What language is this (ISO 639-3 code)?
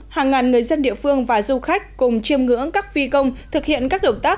vie